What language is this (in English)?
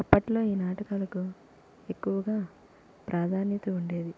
Telugu